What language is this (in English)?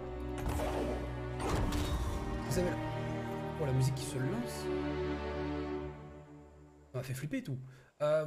French